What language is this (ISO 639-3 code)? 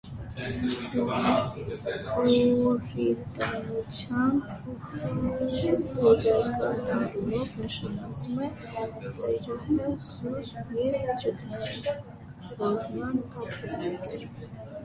hye